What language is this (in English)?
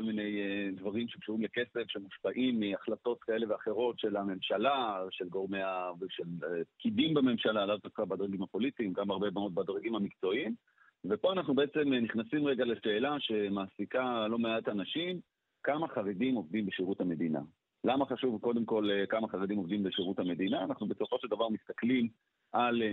Hebrew